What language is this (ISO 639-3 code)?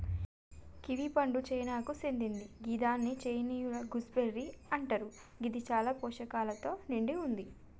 tel